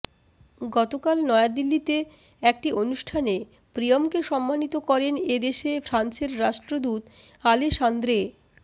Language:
Bangla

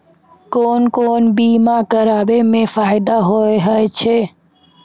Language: Maithili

